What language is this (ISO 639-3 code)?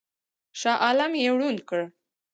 pus